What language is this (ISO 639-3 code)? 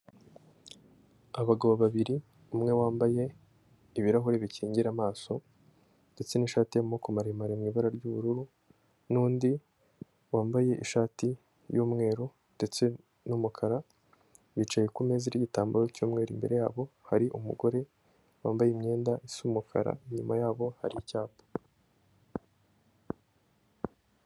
kin